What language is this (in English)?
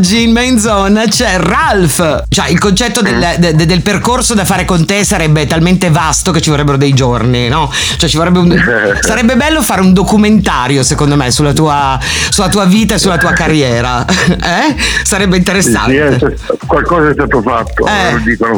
Italian